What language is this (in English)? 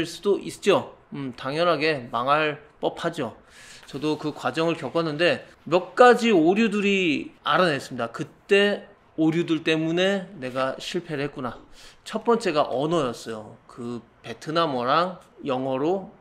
Korean